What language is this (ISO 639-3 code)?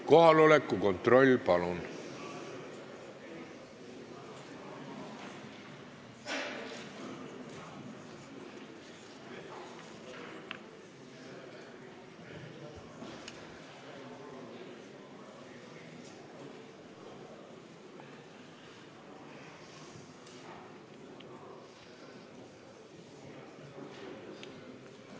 est